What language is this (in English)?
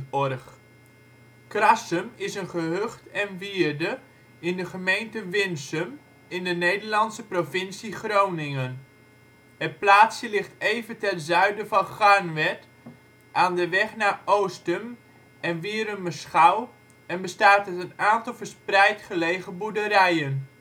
Dutch